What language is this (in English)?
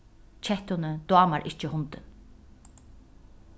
Faroese